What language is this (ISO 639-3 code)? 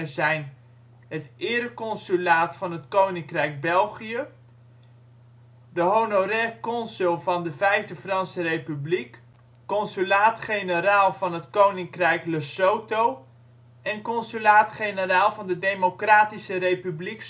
nld